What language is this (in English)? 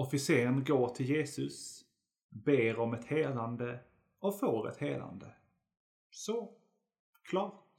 Swedish